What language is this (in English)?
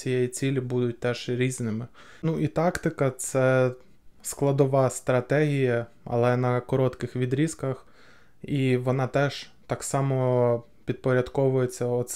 Ukrainian